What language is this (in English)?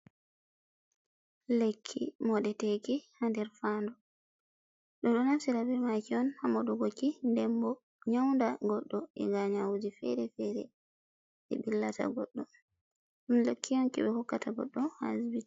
Fula